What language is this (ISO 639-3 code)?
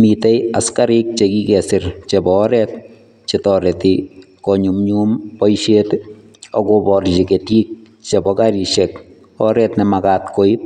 kln